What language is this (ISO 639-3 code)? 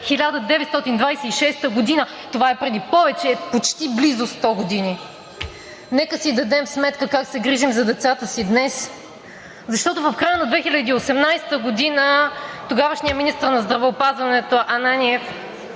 bul